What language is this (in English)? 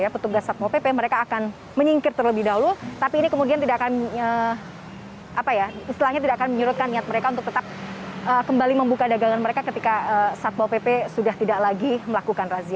Indonesian